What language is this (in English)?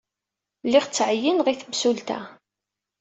Kabyle